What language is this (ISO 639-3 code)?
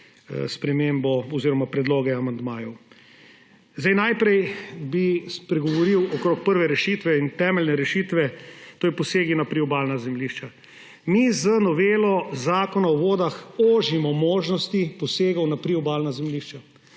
slv